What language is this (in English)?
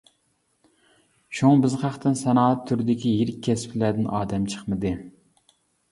Uyghur